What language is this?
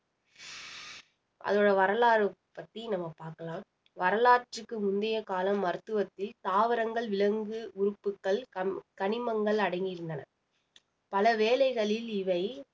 Tamil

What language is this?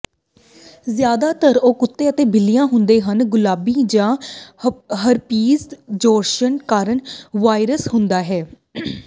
Punjabi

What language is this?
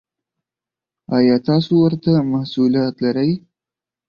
Pashto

